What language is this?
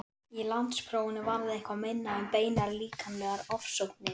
Icelandic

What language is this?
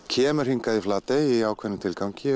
Icelandic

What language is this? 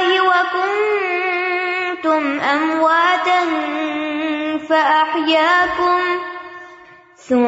Urdu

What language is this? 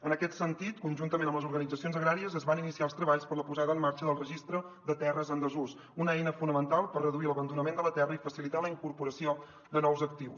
Catalan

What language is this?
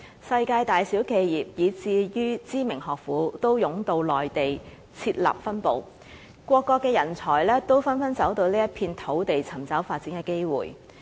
Cantonese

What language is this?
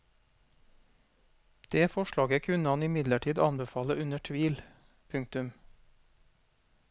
Norwegian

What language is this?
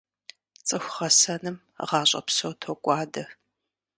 Kabardian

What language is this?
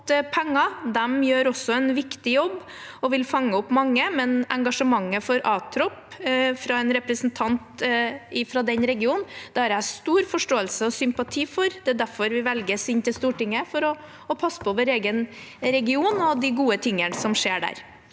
Norwegian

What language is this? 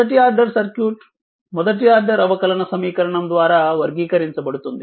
Telugu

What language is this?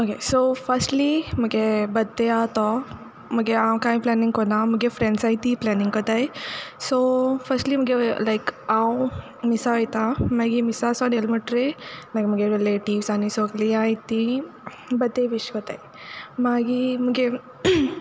Konkani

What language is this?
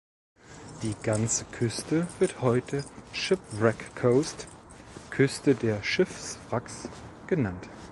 German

